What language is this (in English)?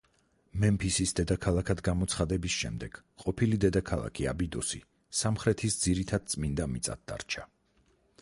Georgian